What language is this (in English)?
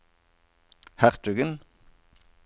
Norwegian